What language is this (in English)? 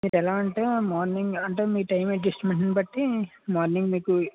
Telugu